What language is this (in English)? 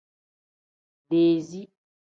Tem